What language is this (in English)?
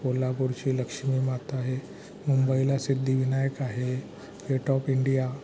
Marathi